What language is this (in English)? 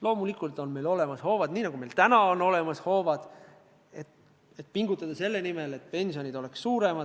Estonian